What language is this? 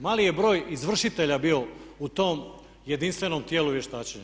Croatian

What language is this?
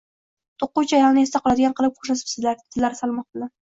Uzbek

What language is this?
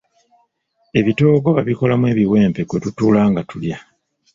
Ganda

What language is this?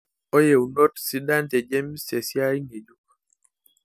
Masai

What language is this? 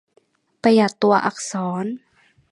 Thai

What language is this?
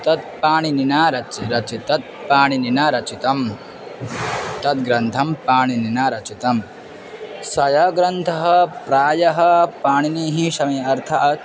Sanskrit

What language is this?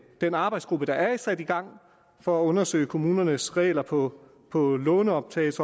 Danish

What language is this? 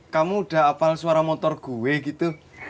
Indonesian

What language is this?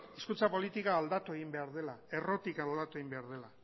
Basque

